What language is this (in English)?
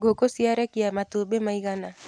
Kikuyu